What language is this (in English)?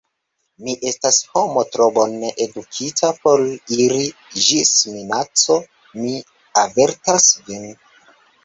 Esperanto